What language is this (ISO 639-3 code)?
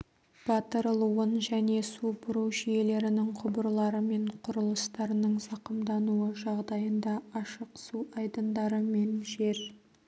kaz